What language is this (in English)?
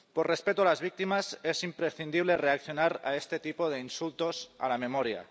Spanish